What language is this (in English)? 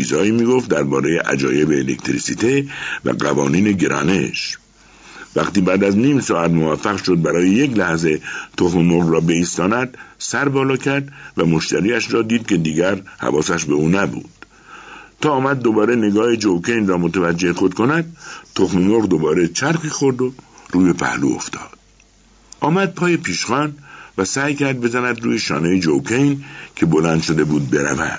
Persian